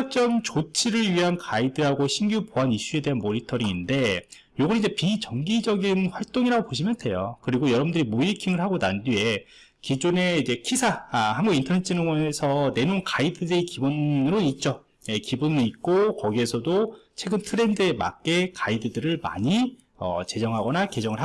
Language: Korean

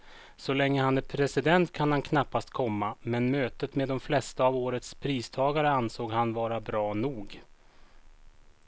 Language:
Swedish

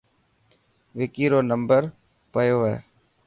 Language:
Dhatki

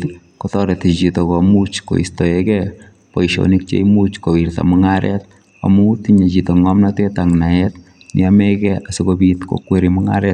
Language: Kalenjin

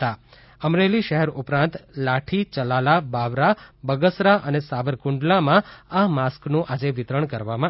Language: Gujarati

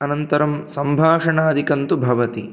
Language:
Sanskrit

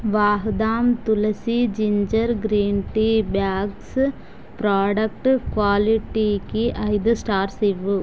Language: Telugu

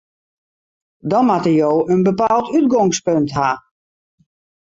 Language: Western Frisian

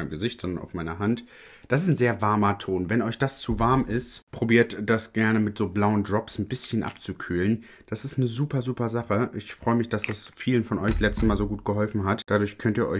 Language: German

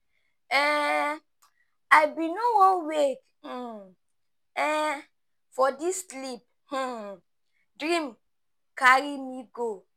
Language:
Nigerian Pidgin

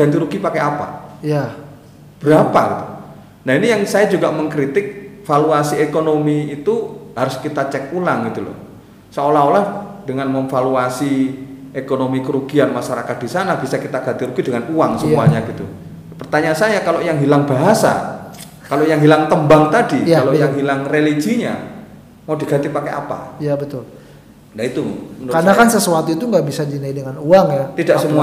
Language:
Indonesian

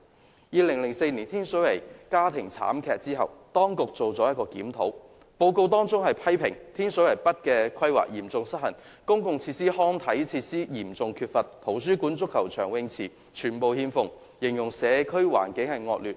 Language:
Cantonese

